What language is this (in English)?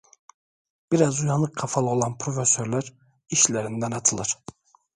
Turkish